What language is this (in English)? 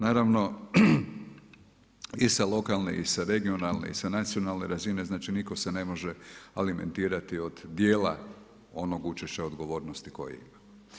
Croatian